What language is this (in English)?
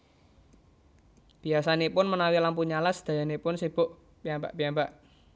Javanese